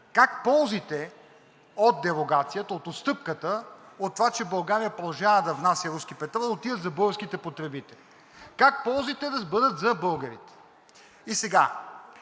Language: Bulgarian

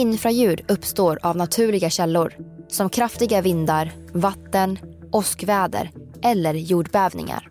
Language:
Swedish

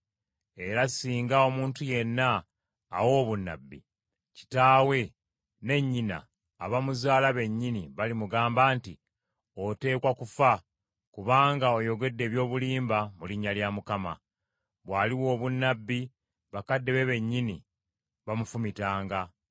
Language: Ganda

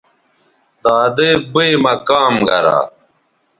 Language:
Bateri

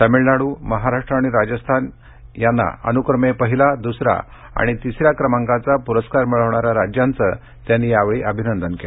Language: Marathi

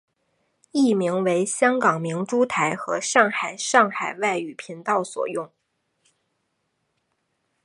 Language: Chinese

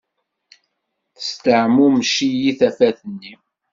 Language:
Kabyle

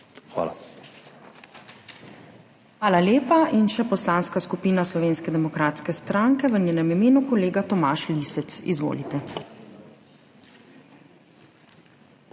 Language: Slovenian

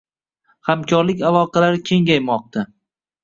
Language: Uzbek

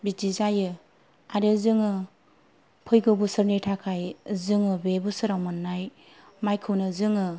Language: Bodo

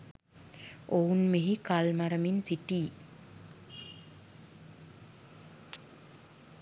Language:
Sinhala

